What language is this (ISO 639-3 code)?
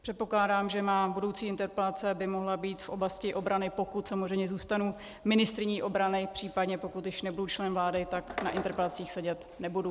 ces